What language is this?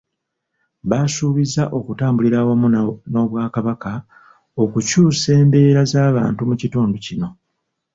Ganda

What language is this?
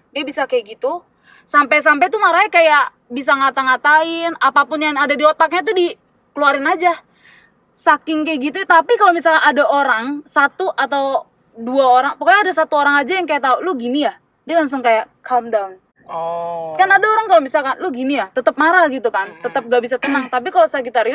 Indonesian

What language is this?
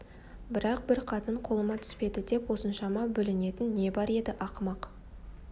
Kazakh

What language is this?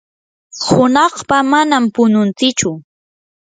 Yanahuanca Pasco Quechua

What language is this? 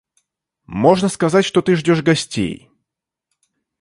Russian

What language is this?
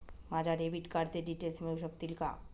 Marathi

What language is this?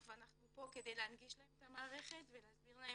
Hebrew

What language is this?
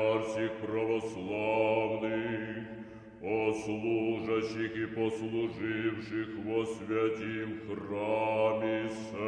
Hungarian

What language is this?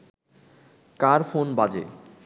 Bangla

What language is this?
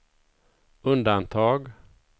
Swedish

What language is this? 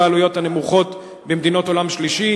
Hebrew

